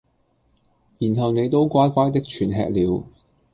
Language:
Cantonese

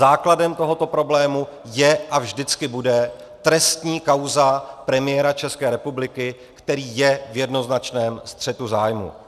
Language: Czech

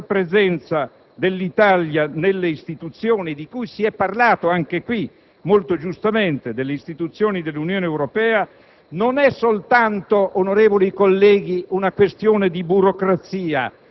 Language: Italian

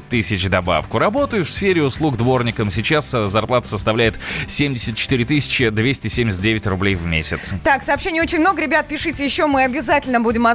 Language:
Russian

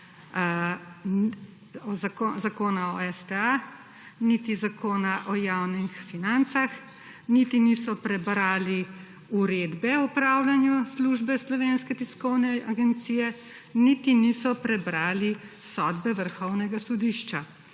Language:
Slovenian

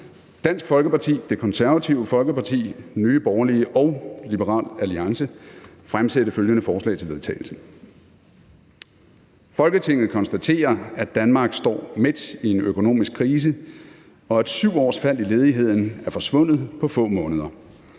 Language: Danish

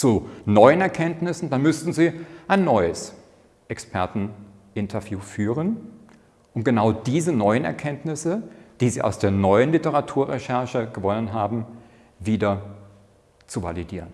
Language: German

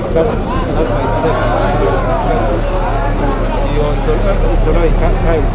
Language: Indonesian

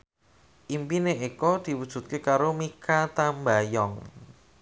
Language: Javanese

